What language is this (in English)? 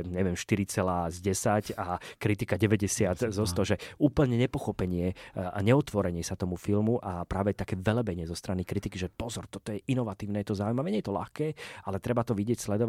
Slovak